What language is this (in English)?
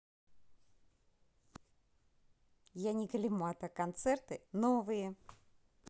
Russian